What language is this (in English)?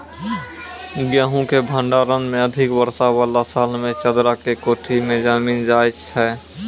Maithili